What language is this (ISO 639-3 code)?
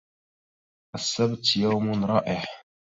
ara